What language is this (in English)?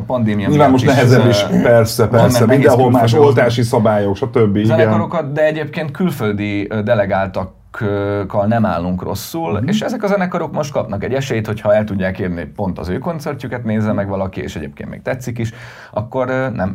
Hungarian